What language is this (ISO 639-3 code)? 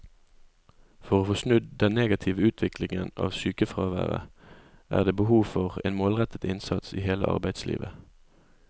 nor